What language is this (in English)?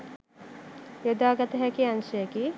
Sinhala